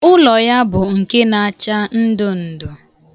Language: Igbo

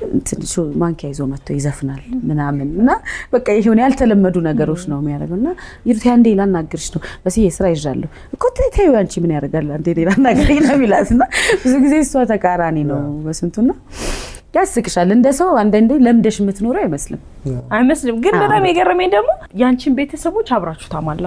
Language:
Arabic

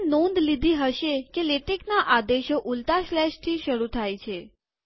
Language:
Gujarati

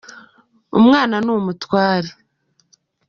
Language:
Kinyarwanda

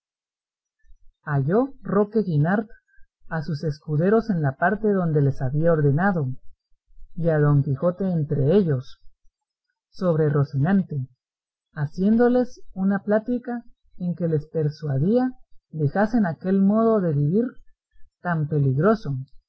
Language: Spanish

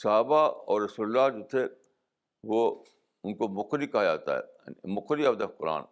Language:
Urdu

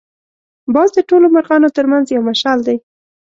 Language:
Pashto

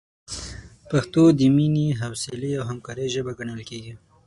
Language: Pashto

